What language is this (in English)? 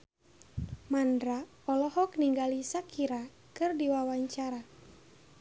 Sundanese